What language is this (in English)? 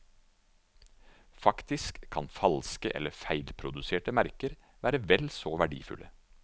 Norwegian